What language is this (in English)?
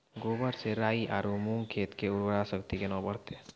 Maithili